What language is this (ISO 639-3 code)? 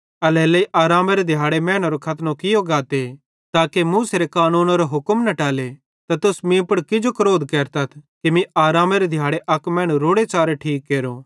bhd